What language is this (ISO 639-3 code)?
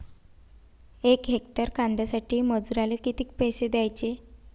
mar